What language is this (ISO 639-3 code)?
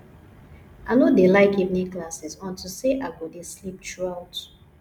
pcm